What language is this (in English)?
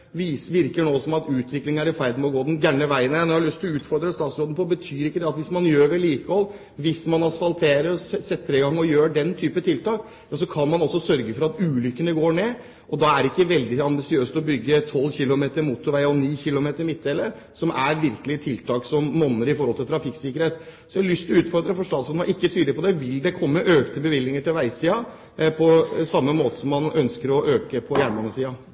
Norwegian